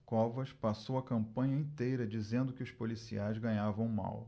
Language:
Portuguese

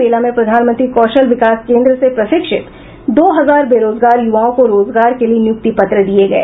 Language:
Hindi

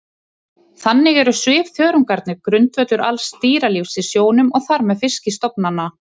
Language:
Icelandic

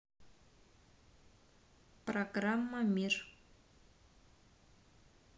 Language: Russian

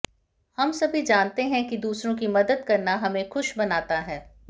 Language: Hindi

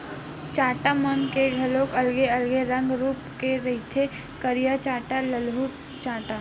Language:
Chhattisgarhi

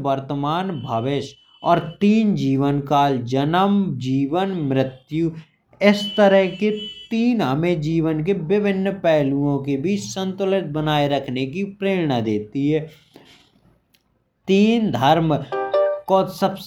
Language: Bundeli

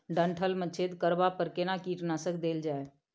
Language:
Maithili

